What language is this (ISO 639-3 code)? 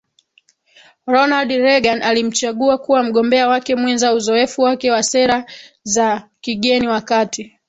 swa